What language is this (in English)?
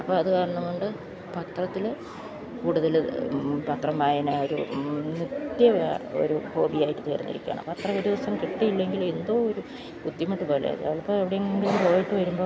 Malayalam